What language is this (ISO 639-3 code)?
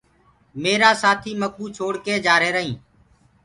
ggg